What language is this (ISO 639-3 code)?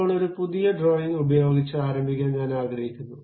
mal